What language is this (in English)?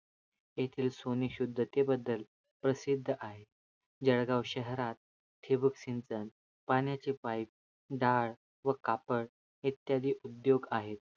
Marathi